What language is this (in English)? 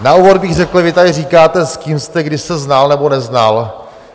Czech